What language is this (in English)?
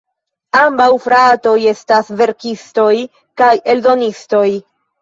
Esperanto